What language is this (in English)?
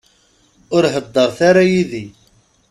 Kabyle